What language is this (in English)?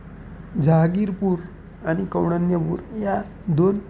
Marathi